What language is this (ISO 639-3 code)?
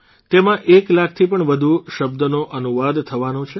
guj